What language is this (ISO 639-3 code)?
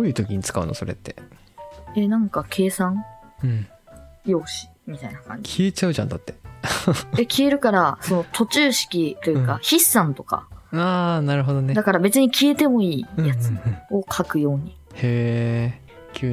jpn